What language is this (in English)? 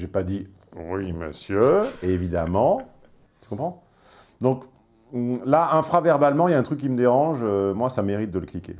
French